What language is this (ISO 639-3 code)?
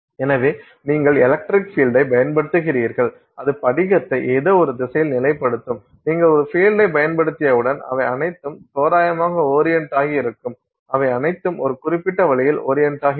tam